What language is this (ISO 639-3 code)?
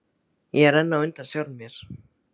isl